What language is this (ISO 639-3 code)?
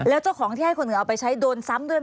tha